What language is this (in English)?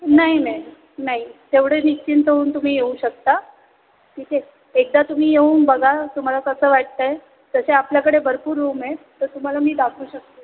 Marathi